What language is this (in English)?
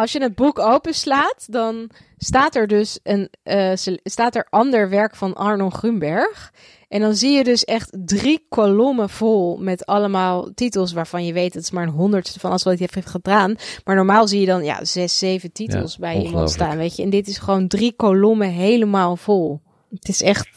Dutch